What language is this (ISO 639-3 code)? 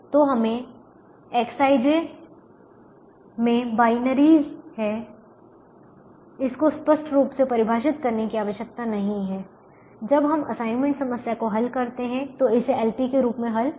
hin